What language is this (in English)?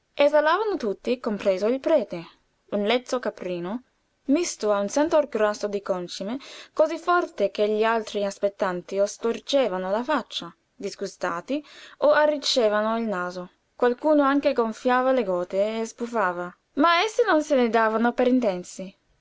Italian